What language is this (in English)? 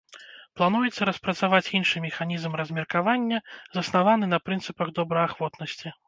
Belarusian